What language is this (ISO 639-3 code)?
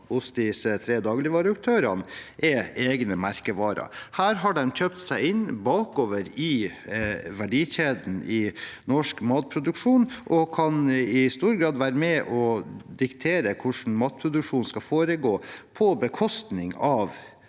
nor